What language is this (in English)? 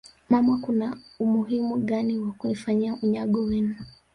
Swahili